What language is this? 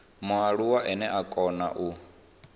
Venda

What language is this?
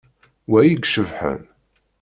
Kabyle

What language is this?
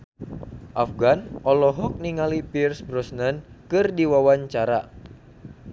Sundanese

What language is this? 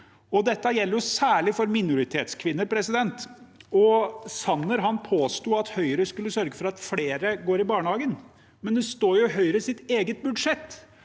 Norwegian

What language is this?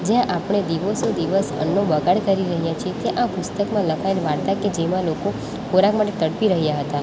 Gujarati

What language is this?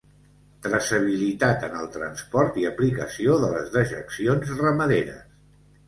Catalan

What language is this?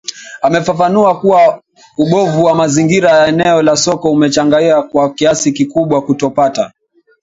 Swahili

